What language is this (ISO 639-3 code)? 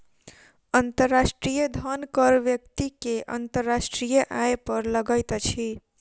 mai